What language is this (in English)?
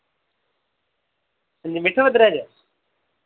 Dogri